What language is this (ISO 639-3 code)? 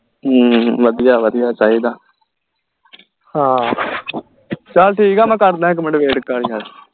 pan